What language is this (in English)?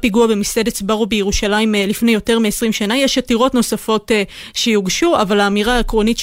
Hebrew